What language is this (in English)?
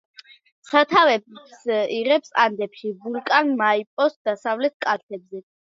Georgian